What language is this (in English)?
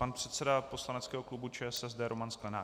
Czech